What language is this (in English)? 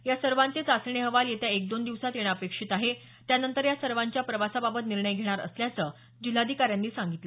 Marathi